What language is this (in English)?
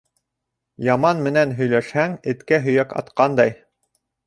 Bashkir